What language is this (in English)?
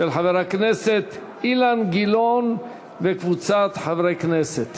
Hebrew